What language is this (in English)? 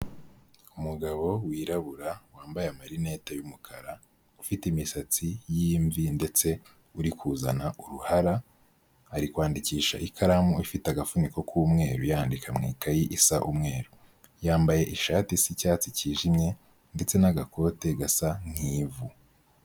Kinyarwanda